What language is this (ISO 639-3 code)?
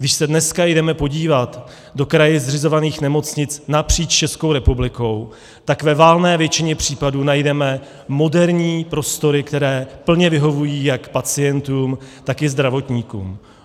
ces